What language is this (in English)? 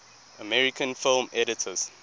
English